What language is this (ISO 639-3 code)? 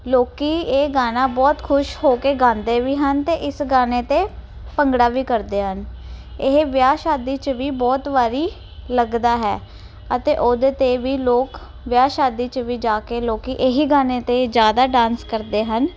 pan